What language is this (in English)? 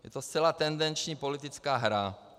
Czech